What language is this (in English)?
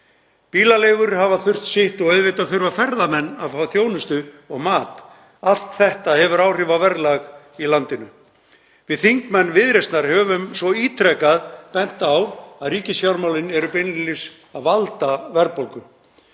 Icelandic